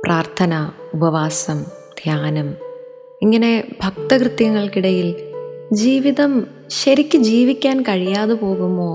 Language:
Malayalam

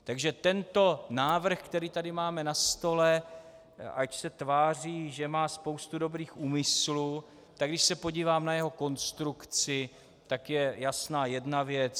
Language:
Czech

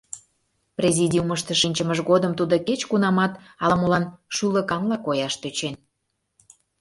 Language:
Mari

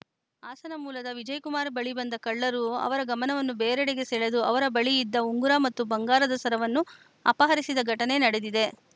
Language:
Kannada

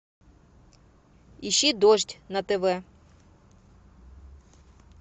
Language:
Russian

